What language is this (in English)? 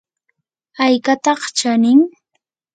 Yanahuanca Pasco Quechua